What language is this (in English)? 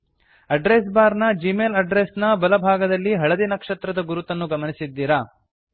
Kannada